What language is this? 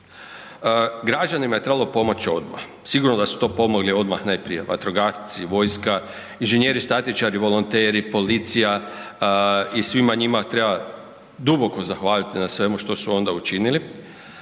Croatian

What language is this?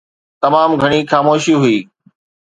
Sindhi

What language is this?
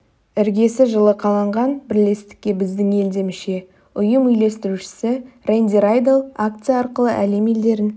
Kazakh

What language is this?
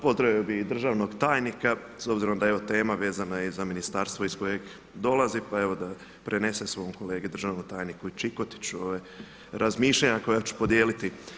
Croatian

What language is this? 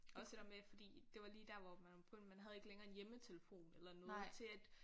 Danish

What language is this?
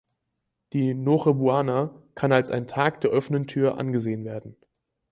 German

